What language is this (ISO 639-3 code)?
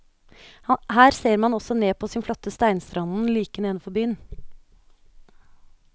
nor